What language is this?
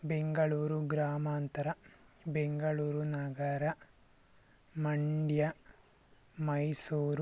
Kannada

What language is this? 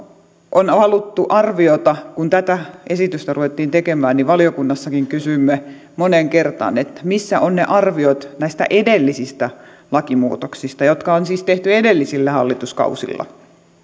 Finnish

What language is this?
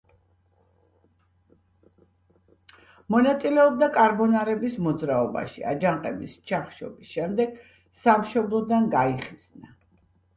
Georgian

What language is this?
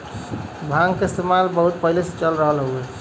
Bhojpuri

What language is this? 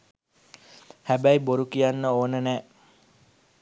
Sinhala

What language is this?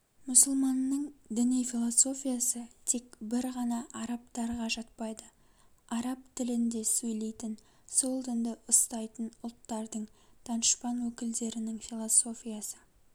Kazakh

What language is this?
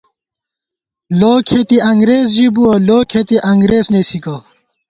Gawar-Bati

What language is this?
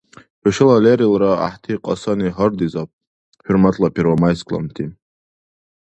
Dargwa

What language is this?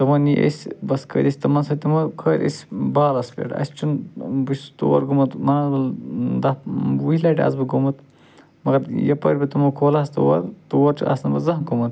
Kashmiri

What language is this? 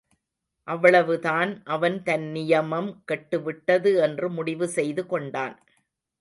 Tamil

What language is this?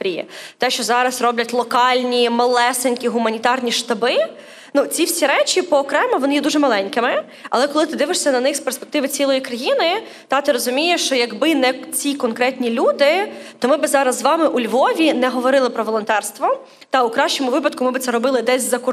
Ukrainian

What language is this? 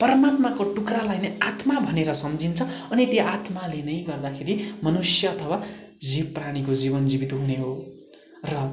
Nepali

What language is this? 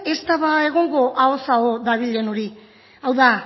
Basque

